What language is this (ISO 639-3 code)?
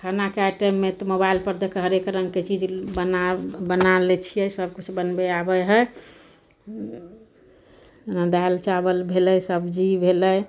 mai